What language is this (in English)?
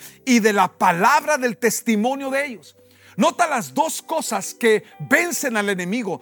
Spanish